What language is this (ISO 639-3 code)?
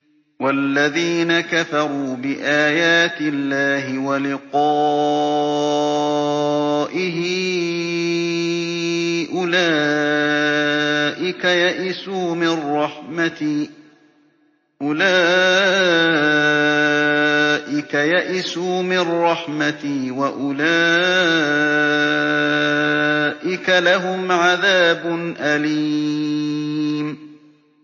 ara